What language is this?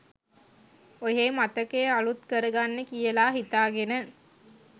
Sinhala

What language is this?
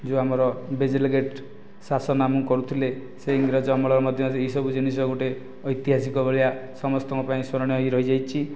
Odia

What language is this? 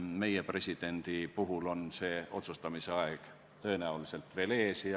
Estonian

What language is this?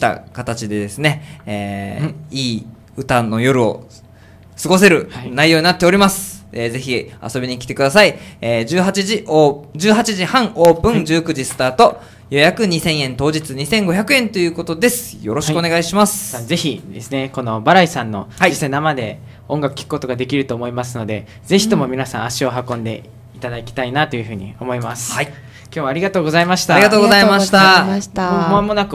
Japanese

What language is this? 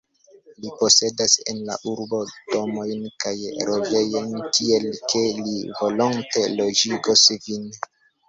Esperanto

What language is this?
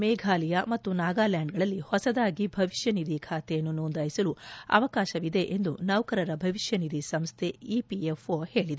Kannada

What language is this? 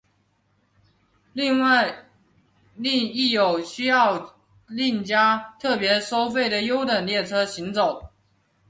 Chinese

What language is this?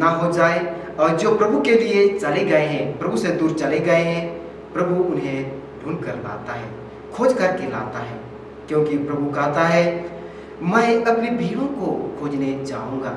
Hindi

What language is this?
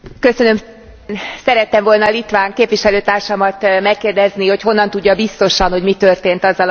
Hungarian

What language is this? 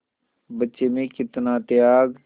Hindi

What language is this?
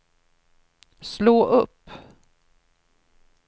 Swedish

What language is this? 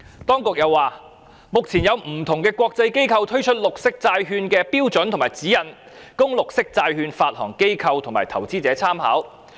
Cantonese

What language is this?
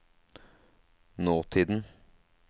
Norwegian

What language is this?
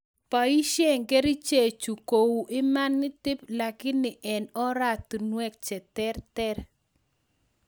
Kalenjin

